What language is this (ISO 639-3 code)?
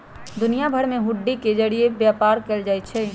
mag